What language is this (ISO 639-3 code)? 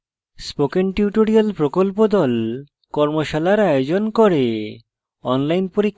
ben